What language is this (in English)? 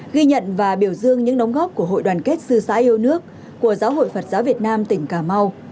Vietnamese